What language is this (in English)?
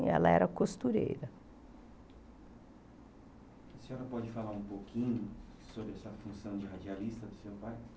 Portuguese